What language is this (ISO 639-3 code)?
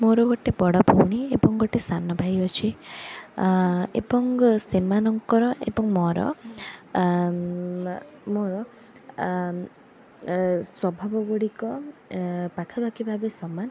ori